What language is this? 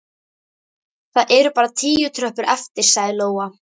Icelandic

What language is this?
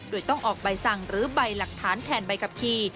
Thai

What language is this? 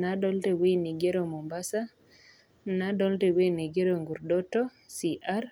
Masai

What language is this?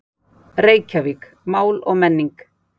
Icelandic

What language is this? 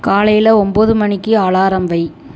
Tamil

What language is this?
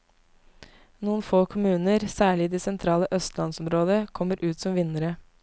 Norwegian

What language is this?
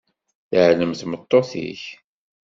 Kabyle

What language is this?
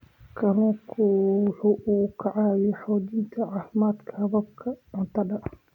Somali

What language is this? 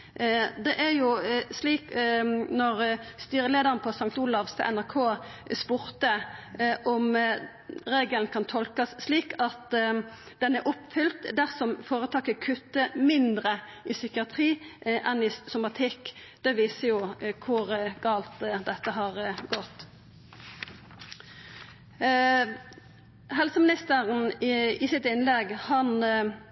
Norwegian Nynorsk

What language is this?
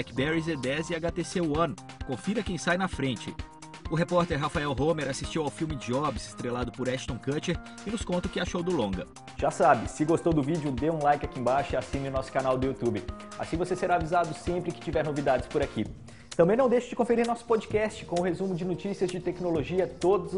Portuguese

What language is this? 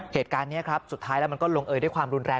Thai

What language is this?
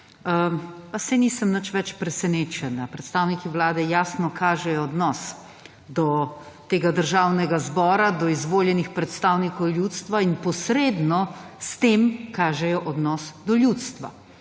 Slovenian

